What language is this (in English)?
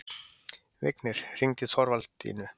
Icelandic